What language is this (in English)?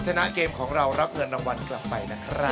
Thai